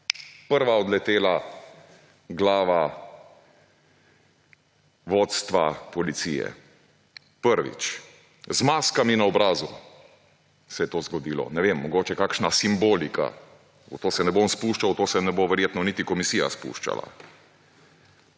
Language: Slovenian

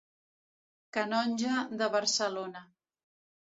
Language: Catalan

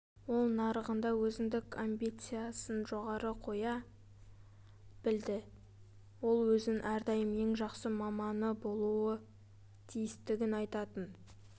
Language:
Kazakh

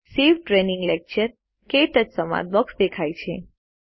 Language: Gujarati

